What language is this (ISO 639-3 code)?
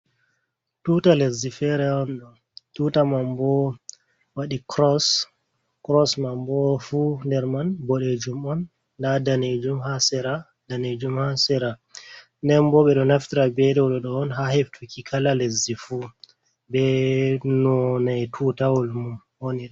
ful